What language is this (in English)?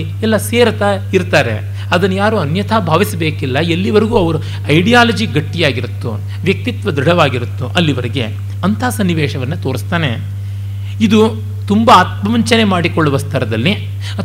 Kannada